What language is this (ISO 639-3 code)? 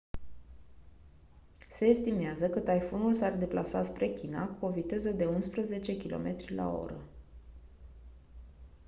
ron